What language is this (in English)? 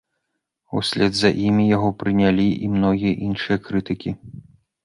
Belarusian